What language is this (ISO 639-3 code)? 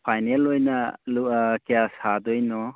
mni